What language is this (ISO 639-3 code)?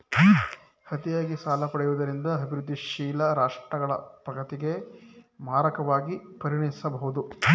kan